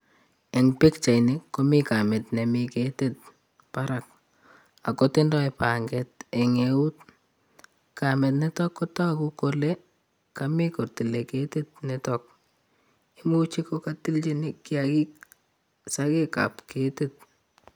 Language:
Kalenjin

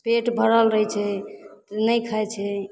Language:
Maithili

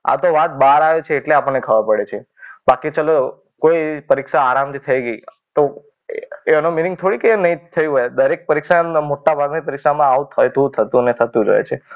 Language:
Gujarati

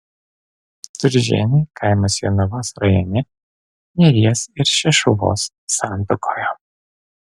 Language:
Lithuanian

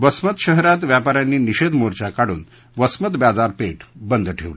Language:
Marathi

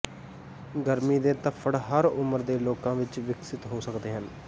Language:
Punjabi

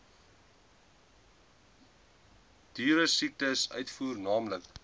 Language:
Afrikaans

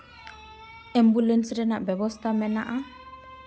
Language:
Santali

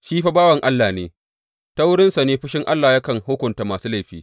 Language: Hausa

